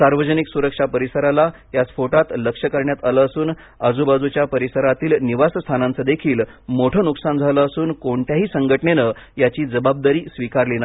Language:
Marathi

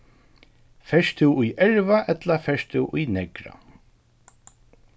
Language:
Faroese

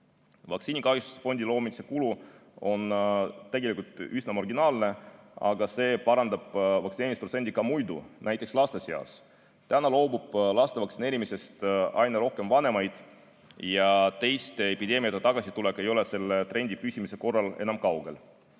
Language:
Estonian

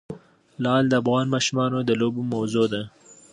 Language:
Pashto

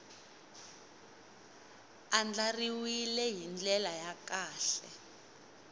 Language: Tsonga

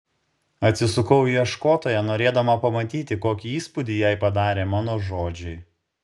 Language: Lithuanian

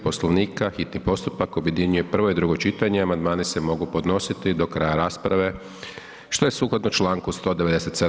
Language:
Croatian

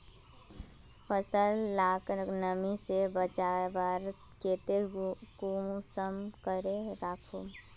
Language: Magahi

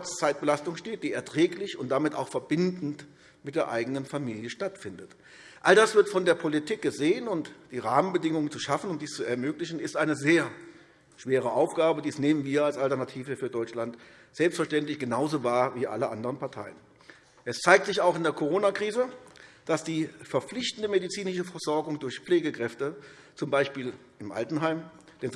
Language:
German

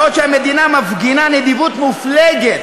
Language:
Hebrew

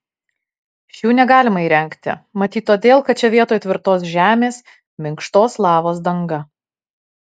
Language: Lithuanian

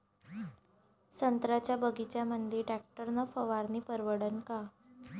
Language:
Marathi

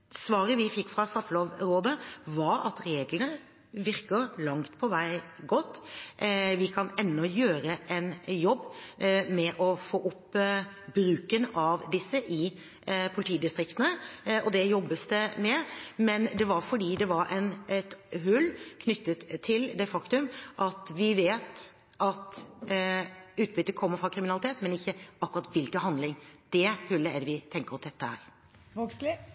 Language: Norwegian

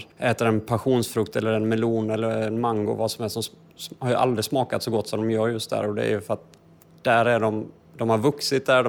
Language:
Swedish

